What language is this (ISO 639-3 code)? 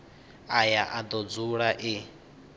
ven